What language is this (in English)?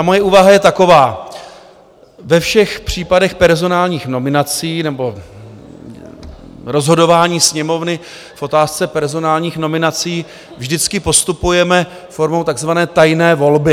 Czech